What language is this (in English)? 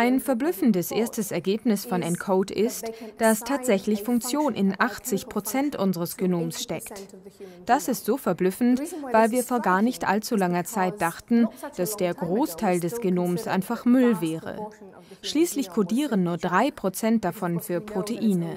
German